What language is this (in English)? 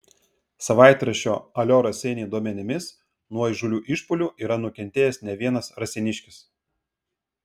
Lithuanian